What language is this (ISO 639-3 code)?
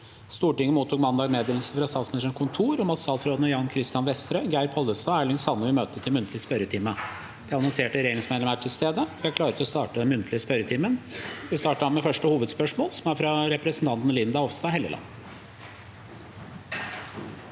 nor